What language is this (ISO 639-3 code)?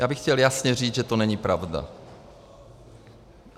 ces